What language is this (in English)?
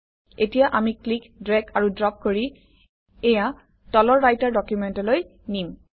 Assamese